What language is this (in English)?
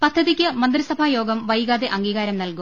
Malayalam